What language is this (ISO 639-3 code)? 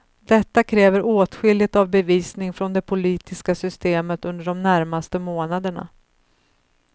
swe